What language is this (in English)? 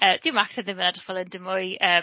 Welsh